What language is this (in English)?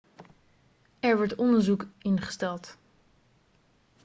Dutch